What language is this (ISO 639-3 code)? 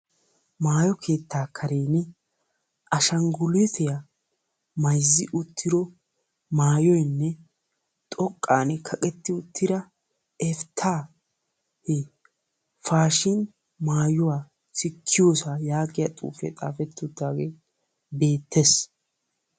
wal